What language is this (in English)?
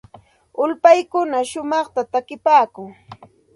Santa Ana de Tusi Pasco Quechua